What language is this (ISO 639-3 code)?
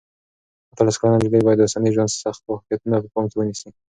pus